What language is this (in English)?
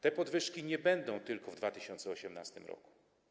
Polish